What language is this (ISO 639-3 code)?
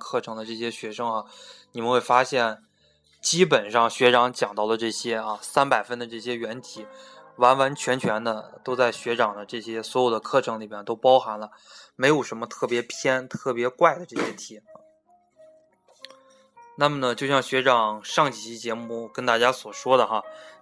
zho